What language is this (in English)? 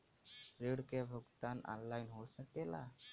Bhojpuri